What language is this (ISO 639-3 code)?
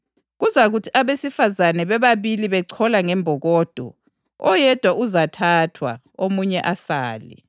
nde